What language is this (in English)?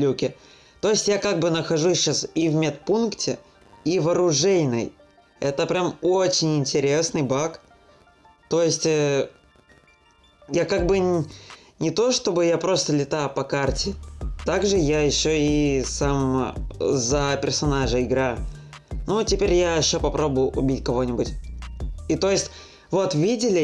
Russian